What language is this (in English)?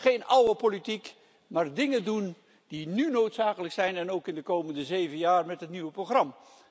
Dutch